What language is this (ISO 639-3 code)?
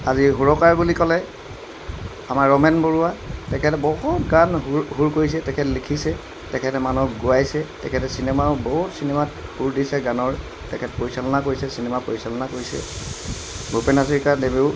asm